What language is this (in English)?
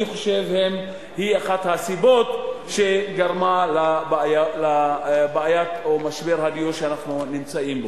Hebrew